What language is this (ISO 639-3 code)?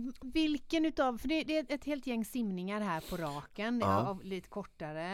swe